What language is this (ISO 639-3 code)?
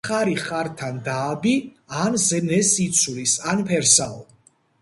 kat